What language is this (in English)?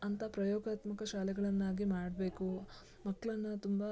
Kannada